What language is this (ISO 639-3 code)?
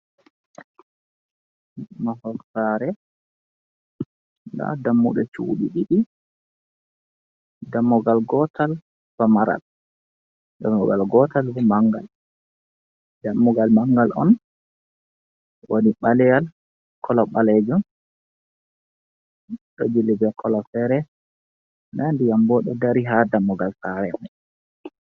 ful